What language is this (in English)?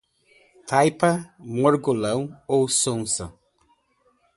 Portuguese